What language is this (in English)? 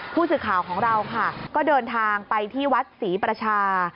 Thai